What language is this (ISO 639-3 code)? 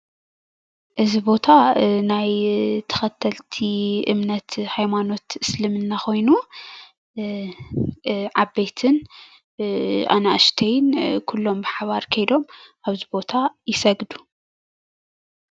tir